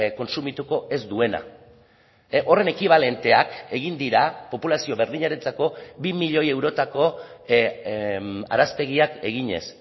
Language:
Basque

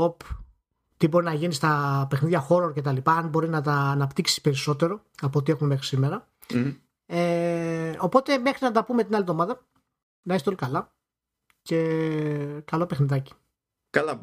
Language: Greek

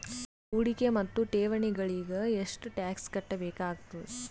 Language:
Kannada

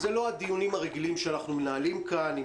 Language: Hebrew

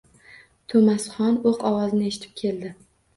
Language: Uzbek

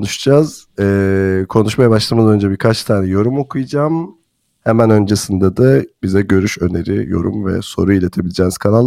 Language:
Turkish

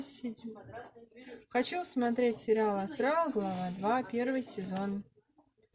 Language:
Russian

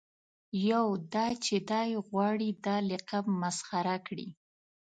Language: Pashto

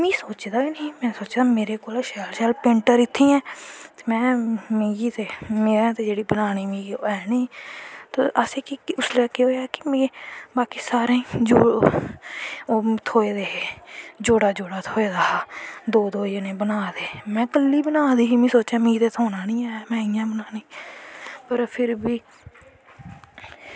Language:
Dogri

